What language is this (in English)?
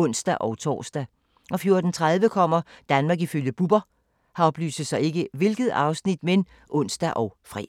Danish